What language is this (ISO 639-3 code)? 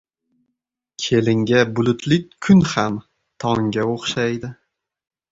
uzb